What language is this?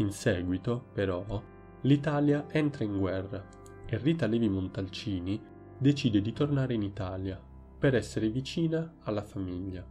Italian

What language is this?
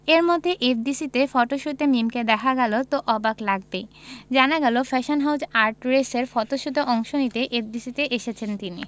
Bangla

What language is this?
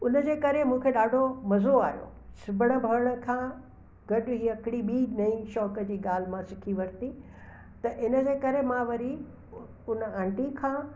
Sindhi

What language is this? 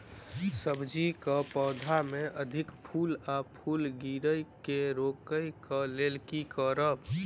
Maithili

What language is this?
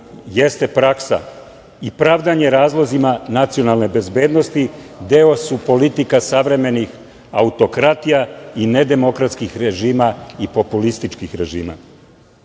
Serbian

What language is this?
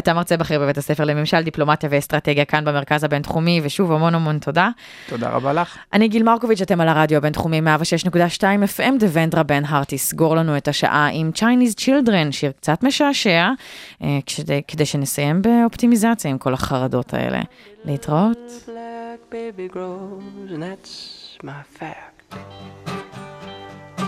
Hebrew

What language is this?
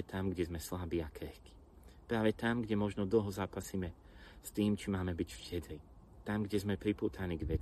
Slovak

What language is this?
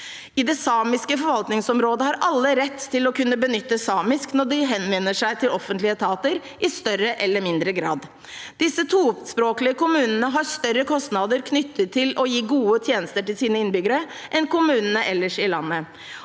Norwegian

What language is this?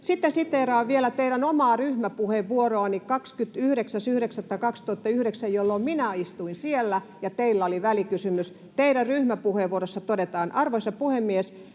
Finnish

